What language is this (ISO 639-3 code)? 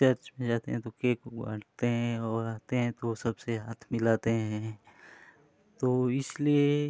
hin